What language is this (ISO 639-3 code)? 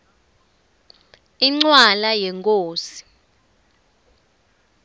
ssw